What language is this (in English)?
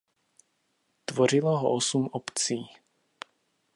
Czech